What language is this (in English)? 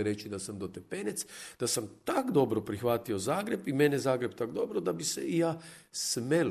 Croatian